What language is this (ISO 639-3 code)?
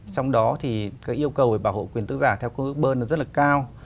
vie